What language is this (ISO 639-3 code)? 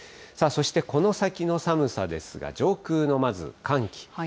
jpn